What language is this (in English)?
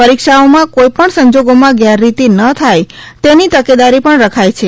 Gujarati